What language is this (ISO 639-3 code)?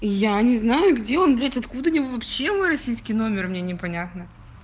rus